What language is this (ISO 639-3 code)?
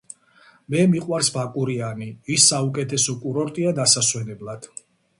kat